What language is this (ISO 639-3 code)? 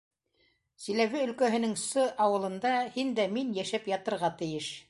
bak